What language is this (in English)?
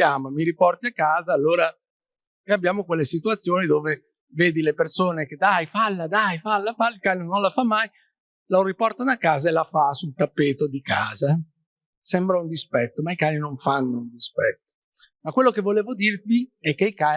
Italian